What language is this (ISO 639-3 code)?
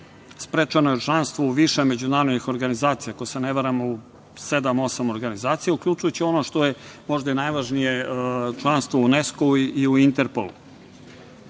srp